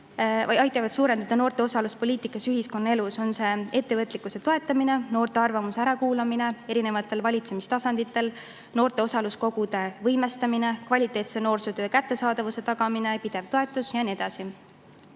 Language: Estonian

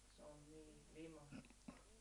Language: Finnish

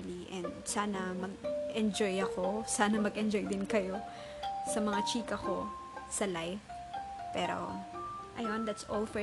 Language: Filipino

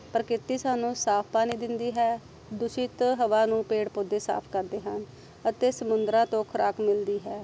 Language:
Punjabi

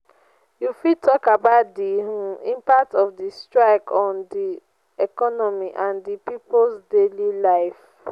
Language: Nigerian Pidgin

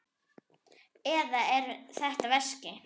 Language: Icelandic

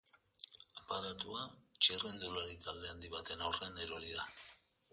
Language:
Basque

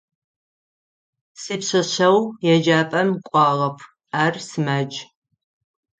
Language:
Adyghe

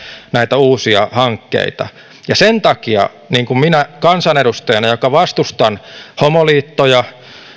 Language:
Finnish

